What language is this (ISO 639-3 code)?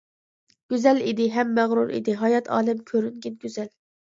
uig